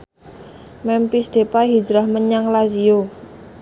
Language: Javanese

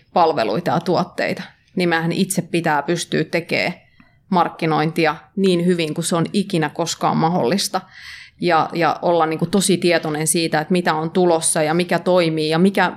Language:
Finnish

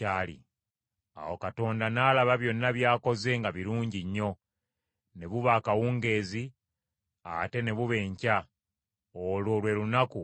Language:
Ganda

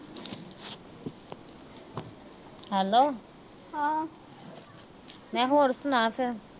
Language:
Punjabi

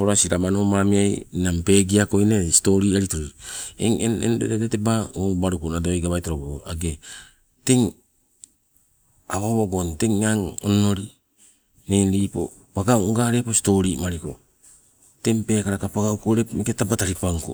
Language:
Sibe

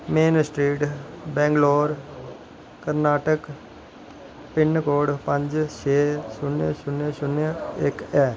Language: Dogri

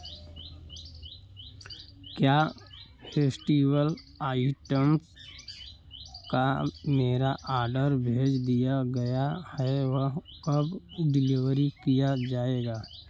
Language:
Hindi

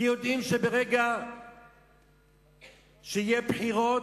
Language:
Hebrew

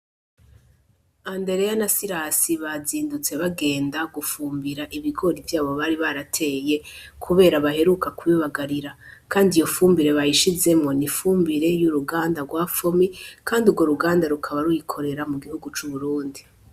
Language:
Rundi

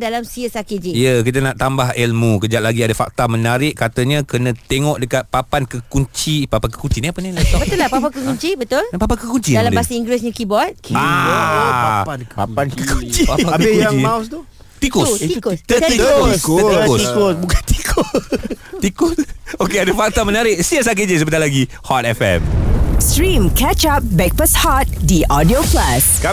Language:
Malay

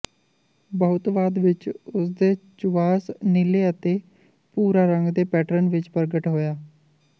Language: Punjabi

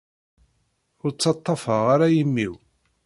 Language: Kabyle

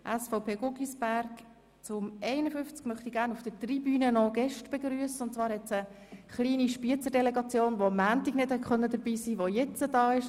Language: Swiss German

